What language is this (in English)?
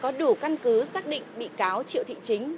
Vietnamese